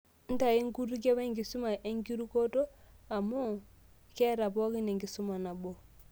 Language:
Masai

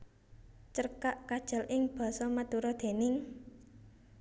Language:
Javanese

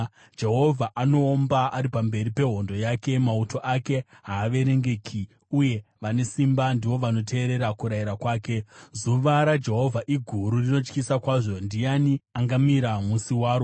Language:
Shona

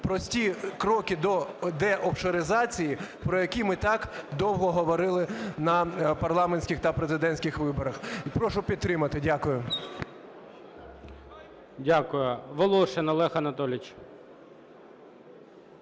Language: Ukrainian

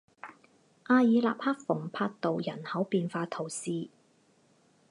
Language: Chinese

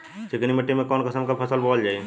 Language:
Bhojpuri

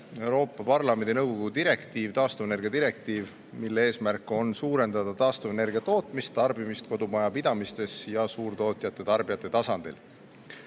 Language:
Estonian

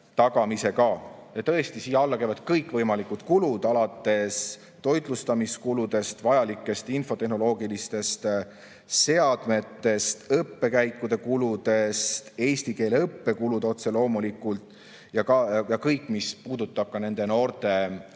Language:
Estonian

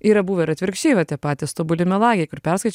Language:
Lithuanian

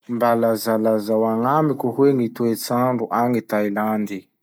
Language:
Masikoro Malagasy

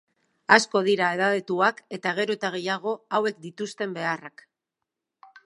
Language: Basque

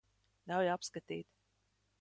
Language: Latvian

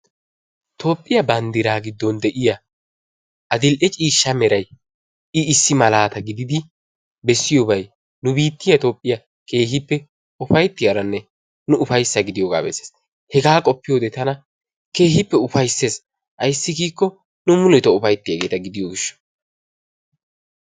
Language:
Wolaytta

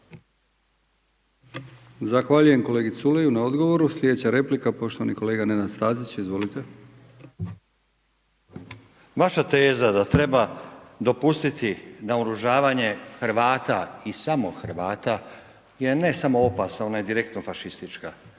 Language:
Croatian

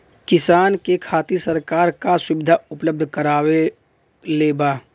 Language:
Bhojpuri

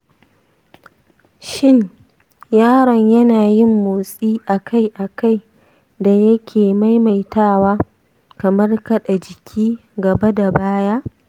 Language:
Hausa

